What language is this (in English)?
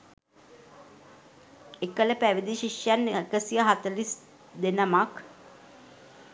Sinhala